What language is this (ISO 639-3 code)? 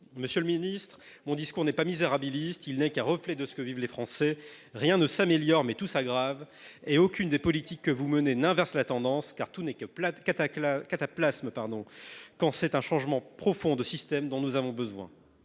fra